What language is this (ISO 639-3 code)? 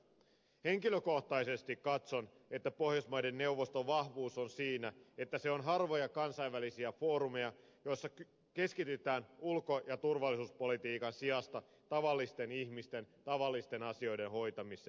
fin